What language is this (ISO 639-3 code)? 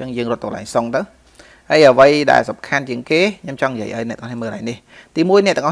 vie